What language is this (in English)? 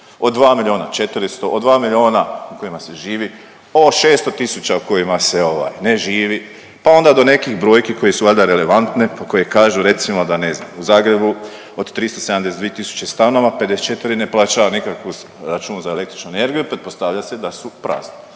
Croatian